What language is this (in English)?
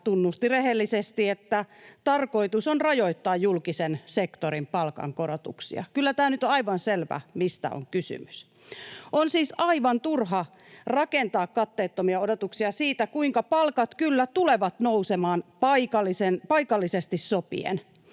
Finnish